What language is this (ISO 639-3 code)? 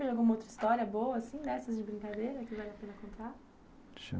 por